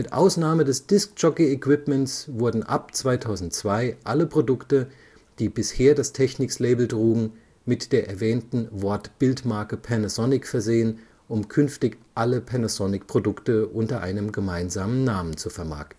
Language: German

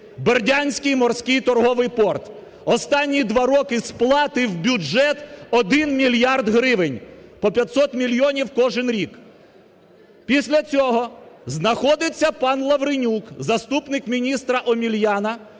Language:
Ukrainian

